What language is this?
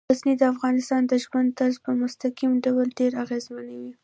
Pashto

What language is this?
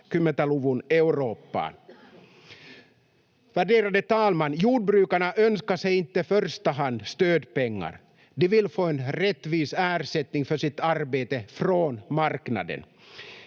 Finnish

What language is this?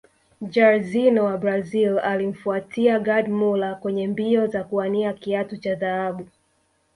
Swahili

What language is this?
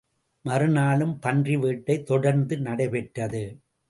Tamil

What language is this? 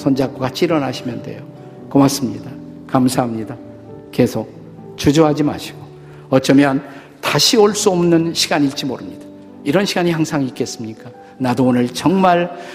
Korean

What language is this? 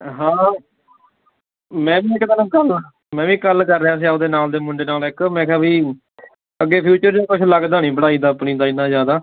Punjabi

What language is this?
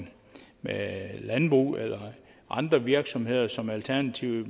Danish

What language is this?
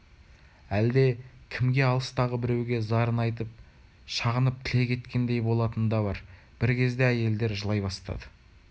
Kazakh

